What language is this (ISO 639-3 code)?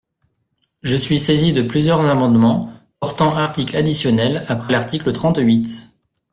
fra